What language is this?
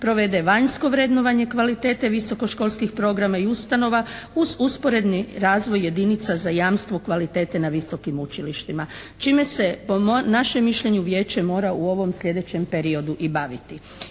Croatian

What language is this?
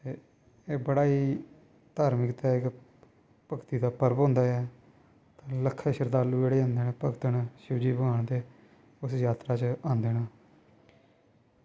Dogri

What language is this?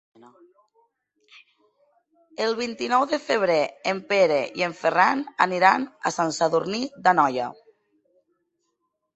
Catalan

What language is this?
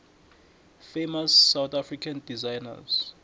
South Ndebele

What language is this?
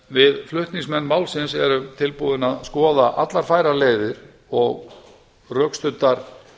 Icelandic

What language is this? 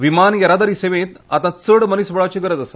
Konkani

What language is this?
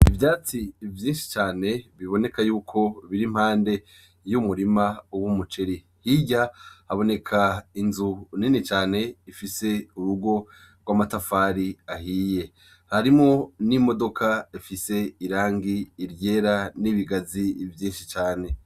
Rundi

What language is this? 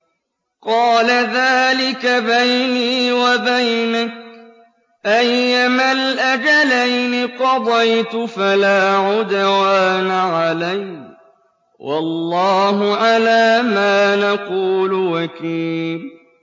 Arabic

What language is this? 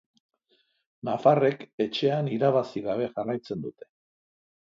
Basque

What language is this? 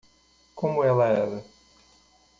Portuguese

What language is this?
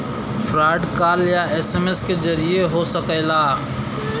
Bhojpuri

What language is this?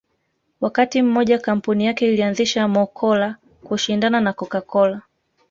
Swahili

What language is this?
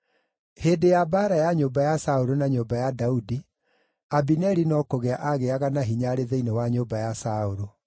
Kikuyu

